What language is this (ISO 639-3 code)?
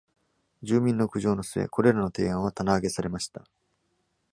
jpn